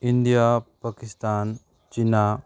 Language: Manipuri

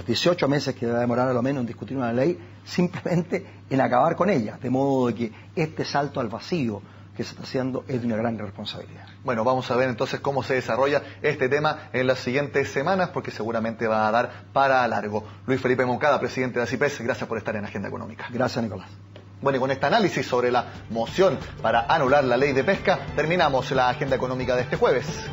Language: Spanish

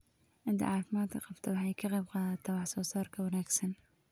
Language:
Somali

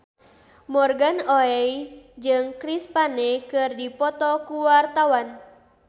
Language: Sundanese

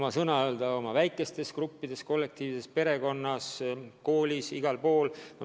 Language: Estonian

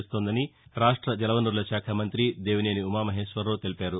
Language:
Telugu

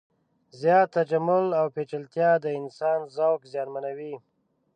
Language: Pashto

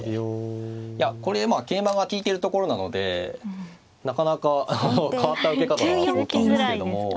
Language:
Japanese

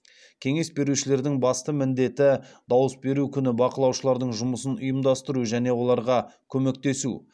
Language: Kazakh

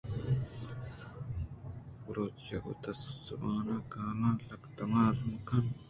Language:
Eastern Balochi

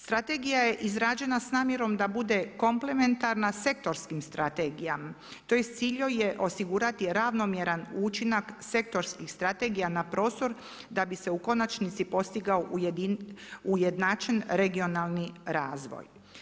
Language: Croatian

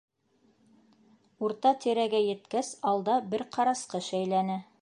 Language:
Bashkir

